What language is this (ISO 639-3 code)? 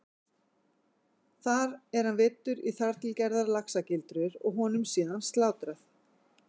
isl